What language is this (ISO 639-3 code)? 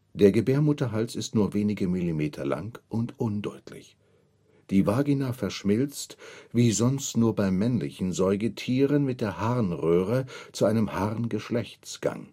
deu